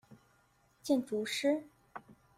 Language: Chinese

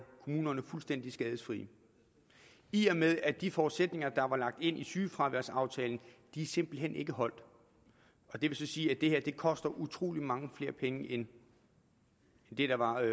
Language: Danish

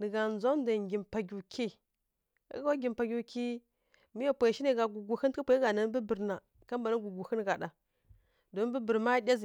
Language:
Kirya-Konzəl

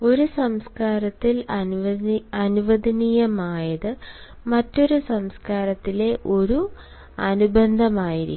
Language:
Malayalam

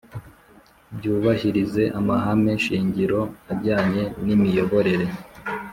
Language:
Kinyarwanda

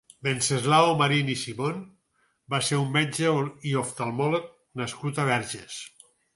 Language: Catalan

